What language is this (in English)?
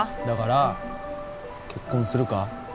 Japanese